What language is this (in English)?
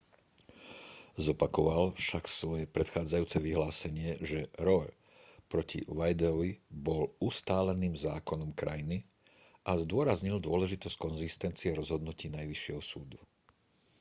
Slovak